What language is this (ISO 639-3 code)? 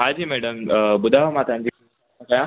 snd